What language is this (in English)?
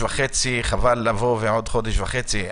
Hebrew